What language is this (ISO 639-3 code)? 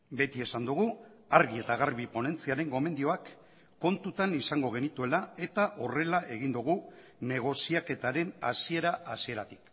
eus